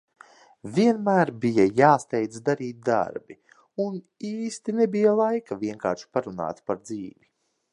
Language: Latvian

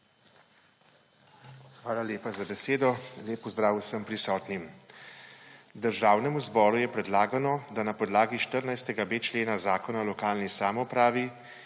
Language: Slovenian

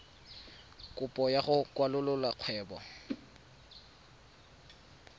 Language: Tswana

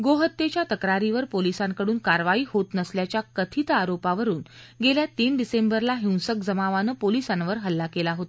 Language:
Marathi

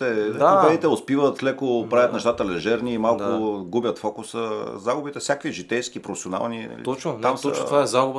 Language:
Bulgarian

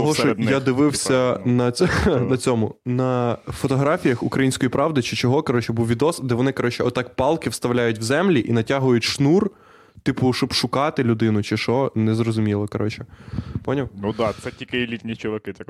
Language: Ukrainian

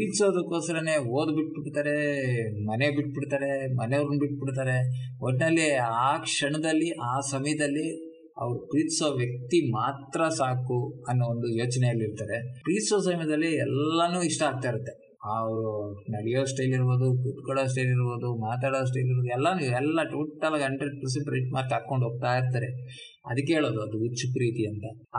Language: Kannada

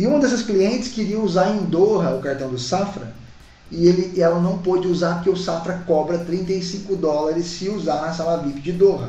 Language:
Portuguese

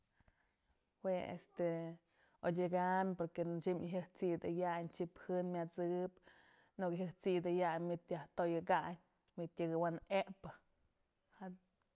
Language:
Mazatlán Mixe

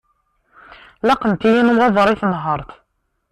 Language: Kabyle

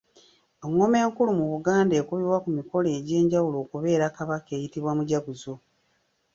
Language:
Ganda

